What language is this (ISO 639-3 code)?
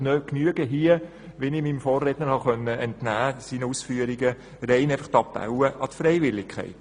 gsw